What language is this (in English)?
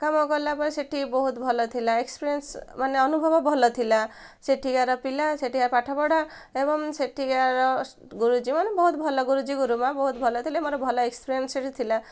Odia